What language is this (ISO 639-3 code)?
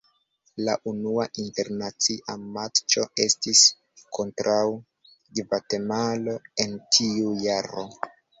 epo